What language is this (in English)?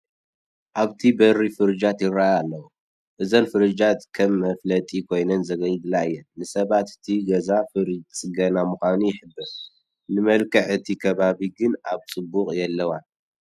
Tigrinya